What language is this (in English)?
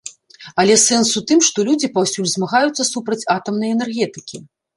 Belarusian